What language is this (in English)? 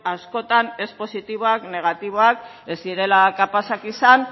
Basque